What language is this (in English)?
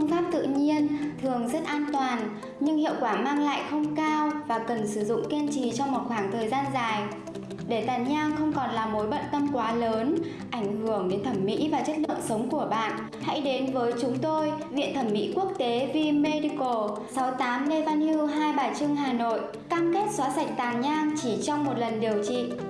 Vietnamese